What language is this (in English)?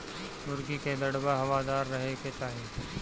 Bhojpuri